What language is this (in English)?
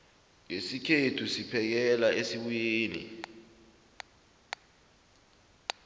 South Ndebele